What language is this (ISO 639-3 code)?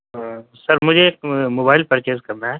urd